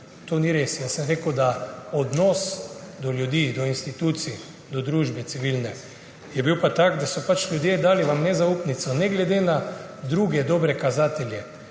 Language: Slovenian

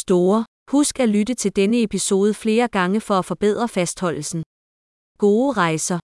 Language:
Danish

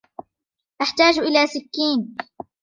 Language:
Arabic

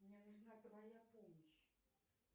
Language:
Russian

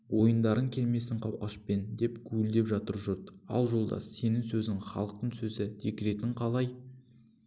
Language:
Kazakh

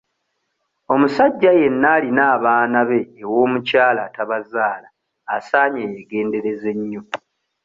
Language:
Ganda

